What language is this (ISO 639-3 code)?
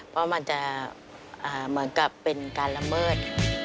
tha